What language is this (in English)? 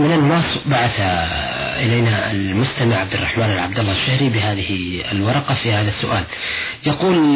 Arabic